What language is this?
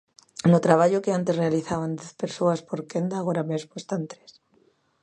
Galician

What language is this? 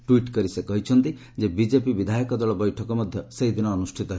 Odia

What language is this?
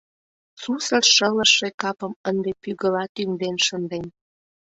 Mari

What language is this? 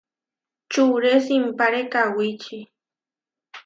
Huarijio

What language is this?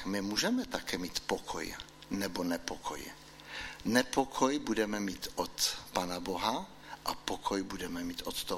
Czech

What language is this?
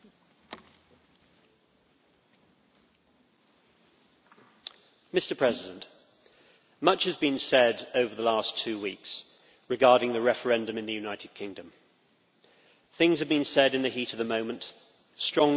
English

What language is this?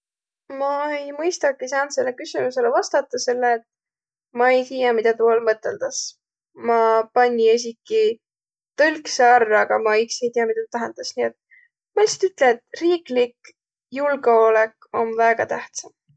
Võro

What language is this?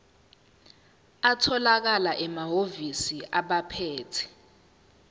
Zulu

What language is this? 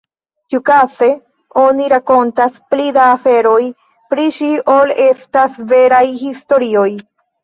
Esperanto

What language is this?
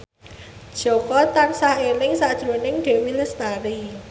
Javanese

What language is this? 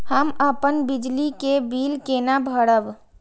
Maithili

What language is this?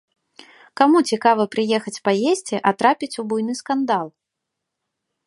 Belarusian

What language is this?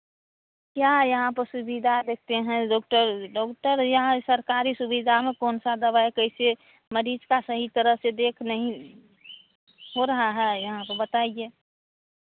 Hindi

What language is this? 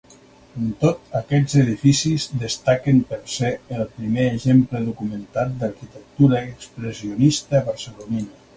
Catalan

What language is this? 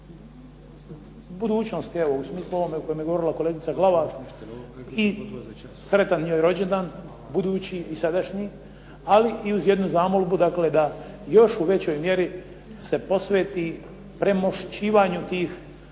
Croatian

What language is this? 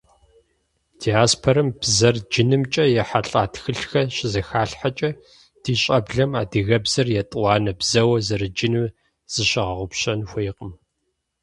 Kabardian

